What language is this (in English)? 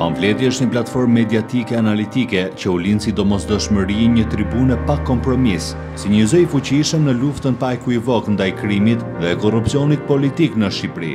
Romanian